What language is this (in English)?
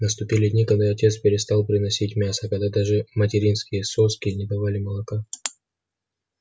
Russian